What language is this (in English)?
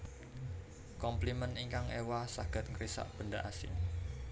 Javanese